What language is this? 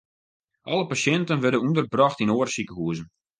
Western Frisian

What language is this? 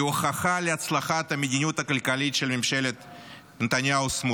Hebrew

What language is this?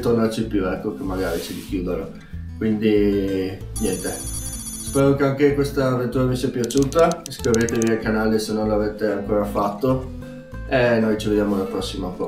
Italian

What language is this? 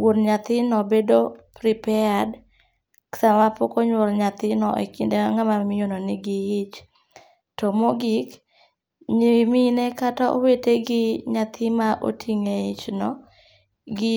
Luo (Kenya and Tanzania)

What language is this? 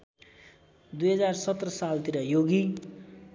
Nepali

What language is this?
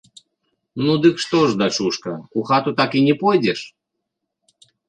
Belarusian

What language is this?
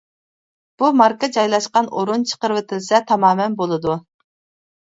Uyghur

